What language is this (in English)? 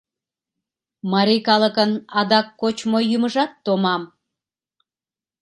Mari